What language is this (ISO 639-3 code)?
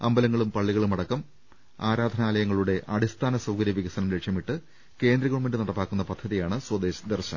mal